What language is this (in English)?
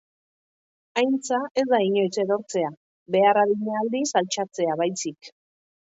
Basque